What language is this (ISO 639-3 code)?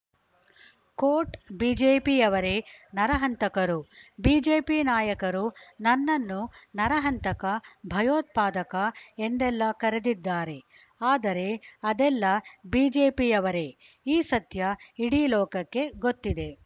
kan